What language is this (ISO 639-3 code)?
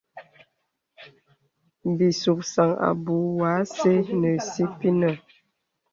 beb